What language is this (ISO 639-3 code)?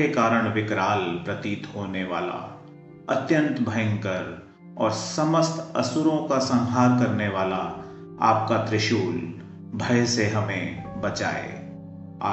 hin